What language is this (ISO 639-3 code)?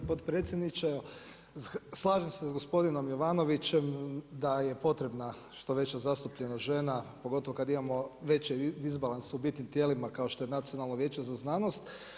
hrv